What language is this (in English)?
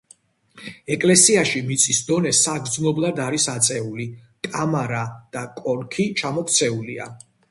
Georgian